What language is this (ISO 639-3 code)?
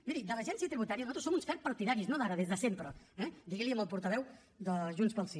cat